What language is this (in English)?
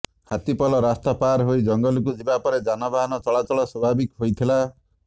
Odia